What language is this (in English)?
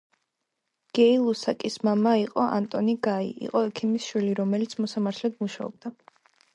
Georgian